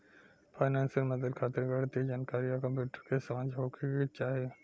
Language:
Bhojpuri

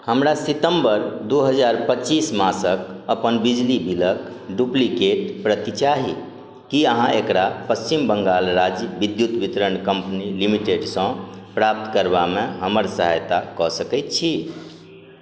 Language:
Maithili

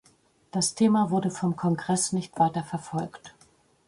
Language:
German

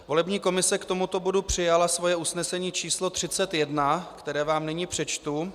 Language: Czech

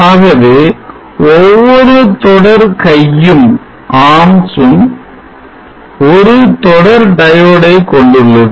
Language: Tamil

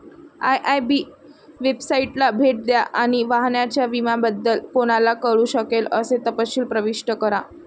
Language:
Marathi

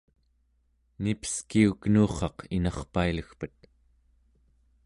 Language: Central Yupik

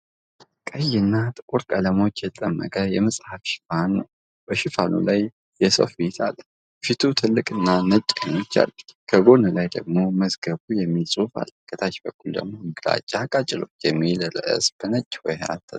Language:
Amharic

